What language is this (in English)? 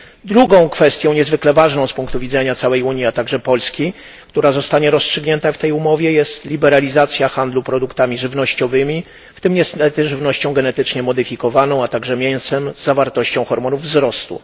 Polish